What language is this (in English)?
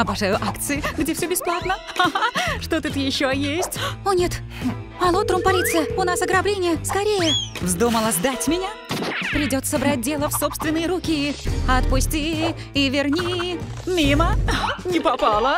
Russian